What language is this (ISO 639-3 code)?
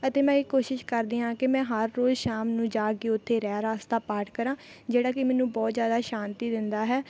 pan